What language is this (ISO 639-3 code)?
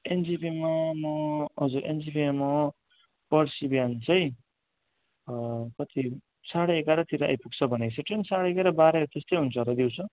nep